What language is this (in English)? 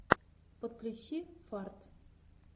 Russian